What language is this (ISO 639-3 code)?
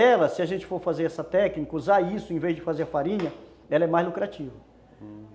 por